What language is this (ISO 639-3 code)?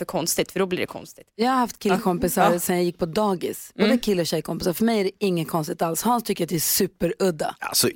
swe